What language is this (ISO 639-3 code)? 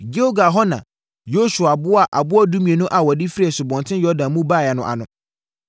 aka